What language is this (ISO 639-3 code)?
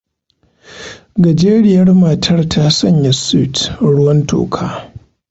hau